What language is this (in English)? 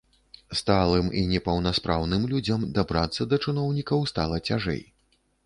Belarusian